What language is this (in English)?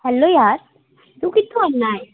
Punjabi